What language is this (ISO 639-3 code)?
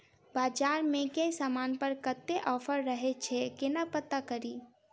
mai